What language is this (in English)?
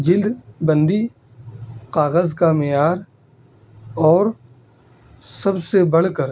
Urdu